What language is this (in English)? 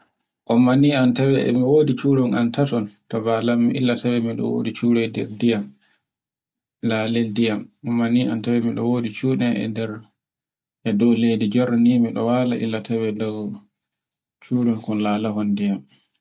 Borgu Fulfulde